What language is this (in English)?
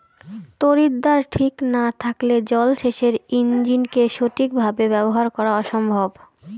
Bangla